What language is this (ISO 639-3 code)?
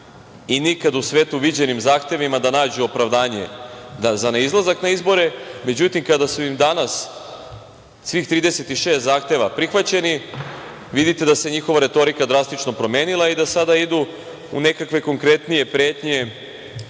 srp